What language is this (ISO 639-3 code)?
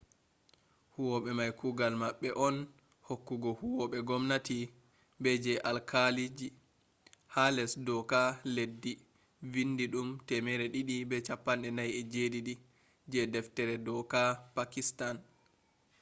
ful